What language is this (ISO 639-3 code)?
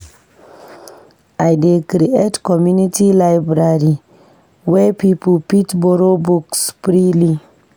pcm